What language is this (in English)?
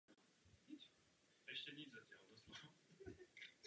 Czech